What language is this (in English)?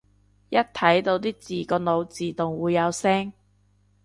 Cantonese